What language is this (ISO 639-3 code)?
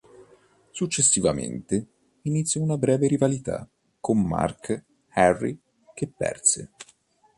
ita